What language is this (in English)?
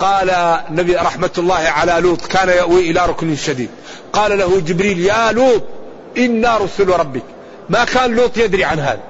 Arabic